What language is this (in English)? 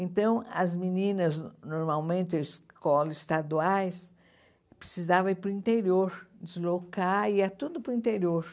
Portuguese